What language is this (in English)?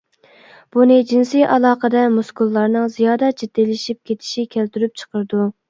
Uyghur